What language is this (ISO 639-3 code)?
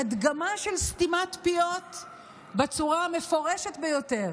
heb